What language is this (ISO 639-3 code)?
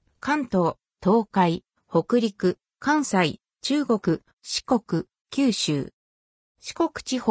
jpn